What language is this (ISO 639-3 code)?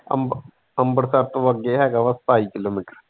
pan